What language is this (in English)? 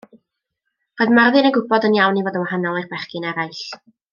Welsh